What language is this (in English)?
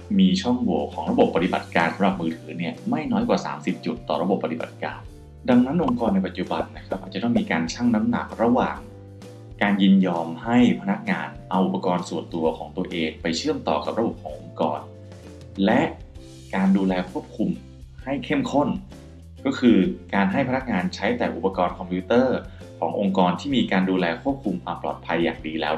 Thai